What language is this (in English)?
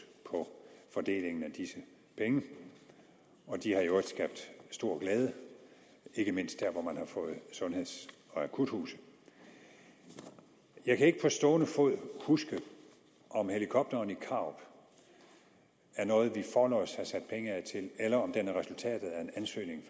Danish